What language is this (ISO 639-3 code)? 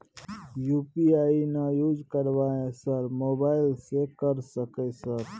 mai